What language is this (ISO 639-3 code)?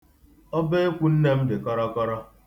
ibo